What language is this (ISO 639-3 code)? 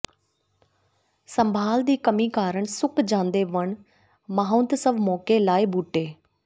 pan